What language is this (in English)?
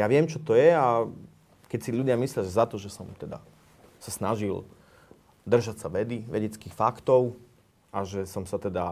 Slovak